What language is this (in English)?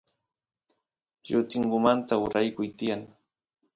Santiago del Estero Quichua